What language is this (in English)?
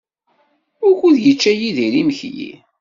Kabyle